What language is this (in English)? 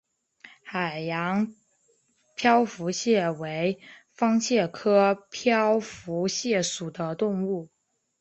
Chinese